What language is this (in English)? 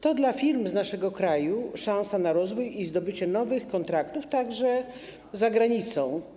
Polish